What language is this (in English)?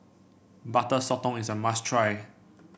English